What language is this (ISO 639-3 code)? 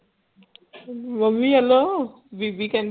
pan